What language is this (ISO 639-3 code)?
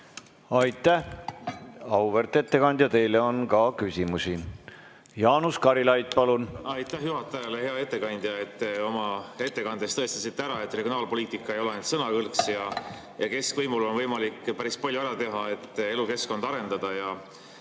est